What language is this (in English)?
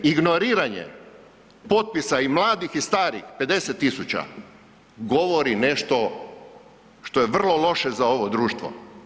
Croatian